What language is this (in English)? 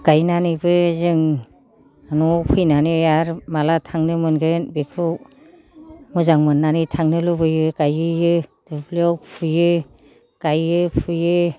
Bodo